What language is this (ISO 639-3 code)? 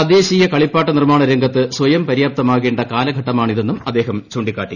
mal